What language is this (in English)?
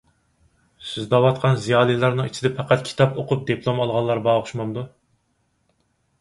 Uyghur